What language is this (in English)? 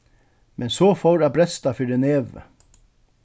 Faroese